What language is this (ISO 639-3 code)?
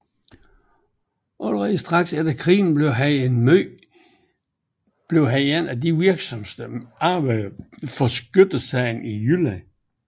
dan